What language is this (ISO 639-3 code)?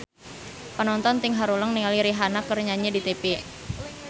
sun